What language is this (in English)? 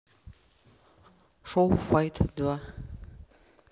Russian